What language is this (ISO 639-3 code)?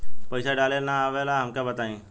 bho